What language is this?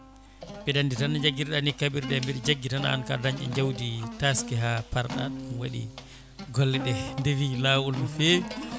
Fula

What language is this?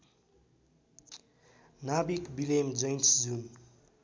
Nepali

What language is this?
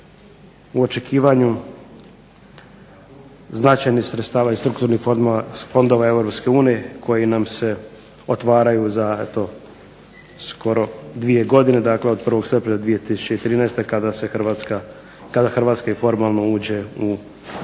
Croatian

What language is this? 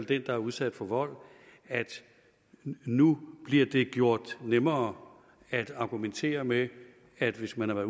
Danish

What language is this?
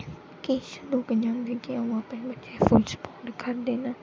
Dogri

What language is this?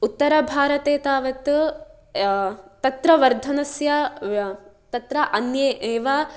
Sanskrit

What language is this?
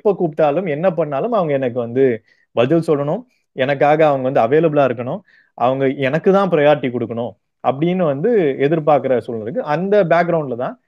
Tamil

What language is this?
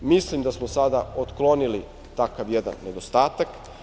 Serbian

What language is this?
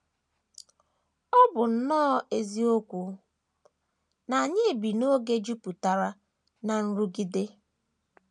Igbo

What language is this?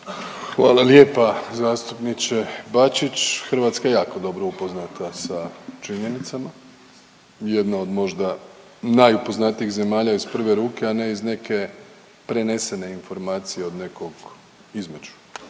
Croatian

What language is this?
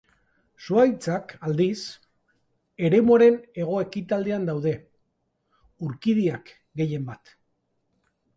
Basque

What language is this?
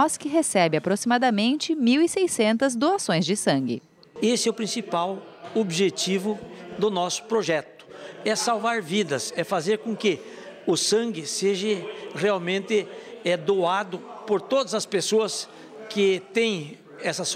Portuguese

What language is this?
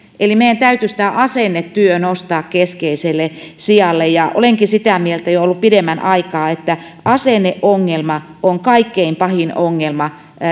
Finnish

